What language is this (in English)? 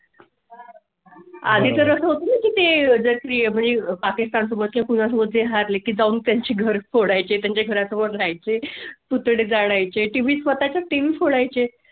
Marathi